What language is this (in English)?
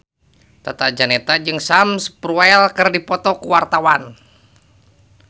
Sundanese